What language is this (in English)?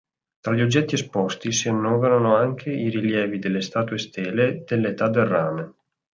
Italian